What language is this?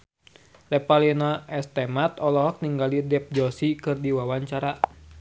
Sundanese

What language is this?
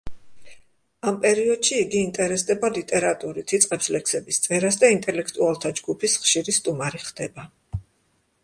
Georgian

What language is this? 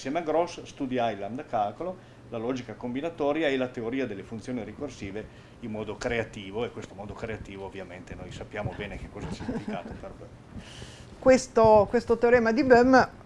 Italian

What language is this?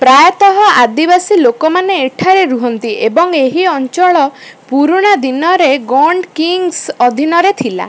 Odia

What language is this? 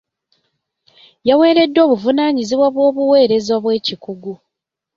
Ganda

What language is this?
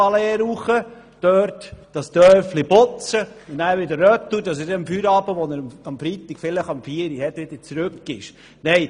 Swiss German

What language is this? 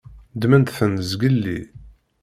Kabyle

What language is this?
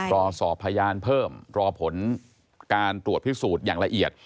Thai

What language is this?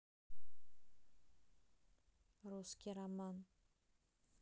Russian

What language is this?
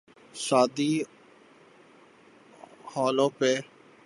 Urdu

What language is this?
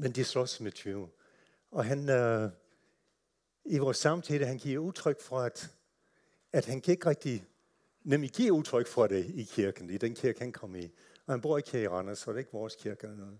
Danish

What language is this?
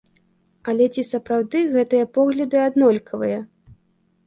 Belarusian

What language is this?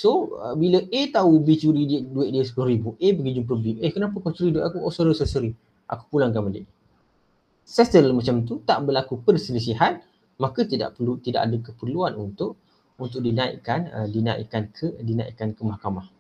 Malay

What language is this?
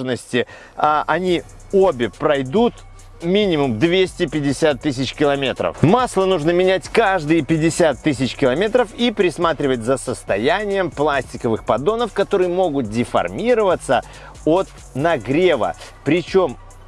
Russian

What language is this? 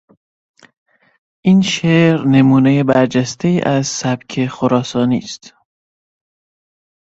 Persian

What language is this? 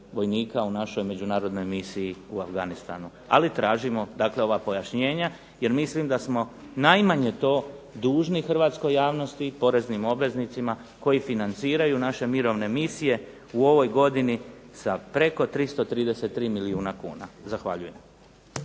Croatian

